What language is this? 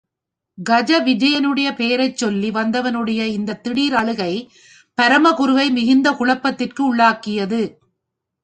Tamil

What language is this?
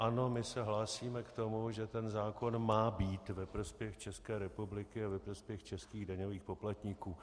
Czech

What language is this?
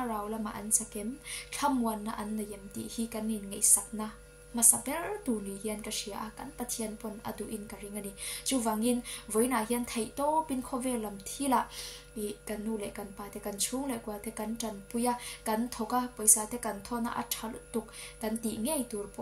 Thai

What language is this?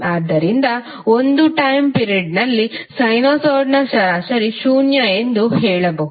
Kannada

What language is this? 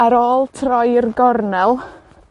Welsh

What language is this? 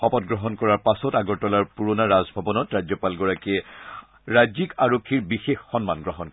Assamese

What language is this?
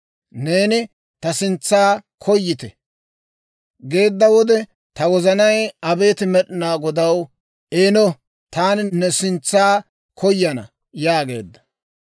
Dawro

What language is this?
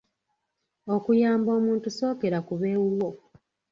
Ganda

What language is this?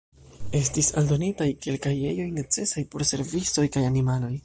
Esperanto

